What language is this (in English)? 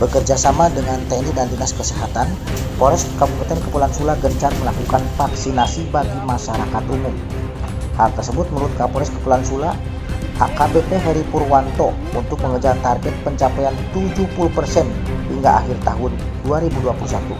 Indonesian